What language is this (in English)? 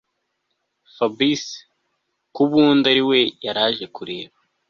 Kinyarwanda